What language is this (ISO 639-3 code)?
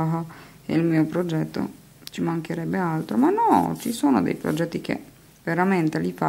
ita